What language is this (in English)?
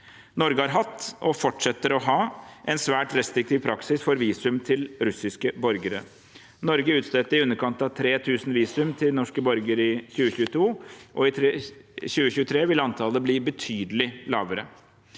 Norwegian